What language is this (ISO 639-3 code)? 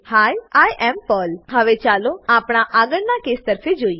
guj